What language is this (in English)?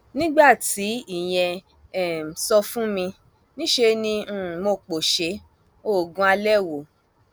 Yoruba